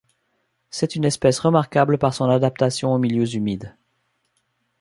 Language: French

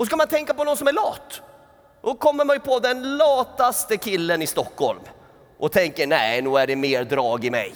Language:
Swedish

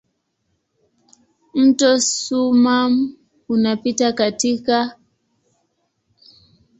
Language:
Swahili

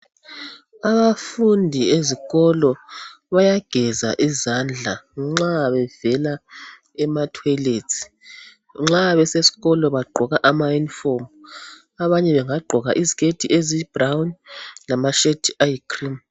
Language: North Ndebele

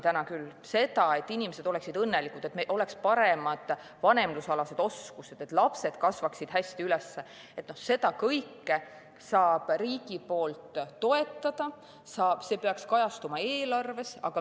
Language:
Estonian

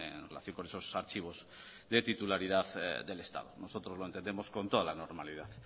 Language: Spanish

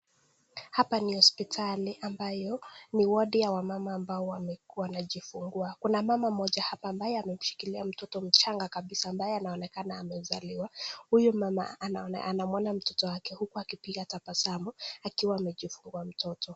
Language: Swahili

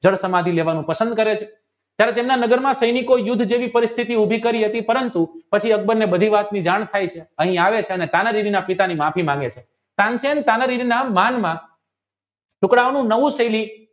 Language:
Gujarati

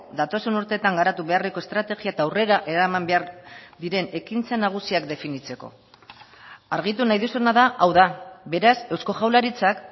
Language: Basque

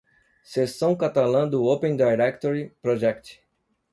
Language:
Portuguese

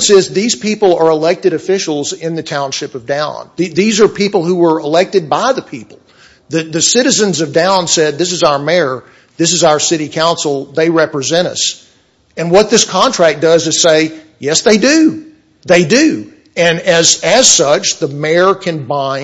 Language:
English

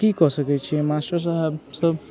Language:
Maithili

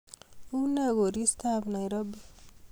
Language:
Kalenjin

